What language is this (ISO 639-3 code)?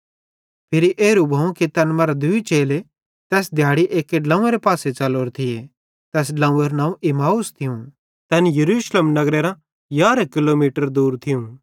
bhd